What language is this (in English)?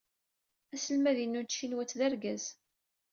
Kabyle